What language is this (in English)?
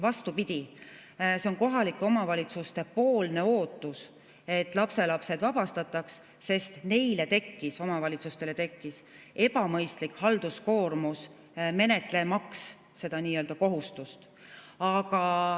Estonian